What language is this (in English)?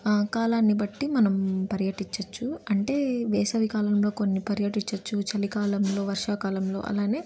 Telugu